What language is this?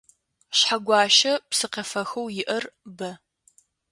Adyghe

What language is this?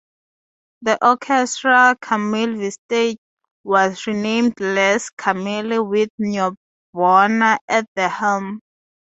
English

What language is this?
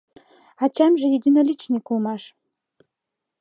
Mari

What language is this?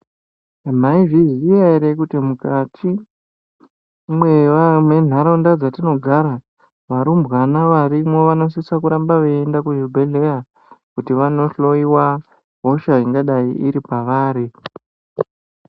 Ndau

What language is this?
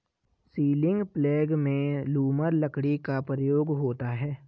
Hindi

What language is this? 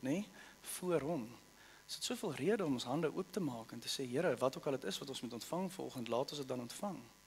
Dutch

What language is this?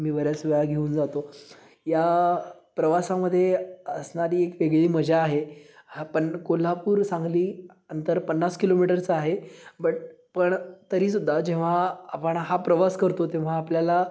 Marathi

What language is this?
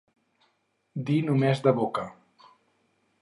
Catalan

